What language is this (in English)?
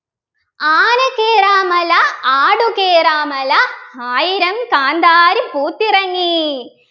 Malayalam